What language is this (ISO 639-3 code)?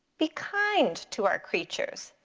eng